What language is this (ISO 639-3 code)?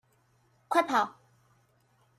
zho